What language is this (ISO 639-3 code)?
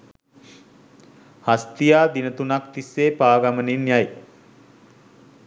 sin